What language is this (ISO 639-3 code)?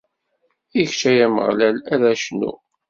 kab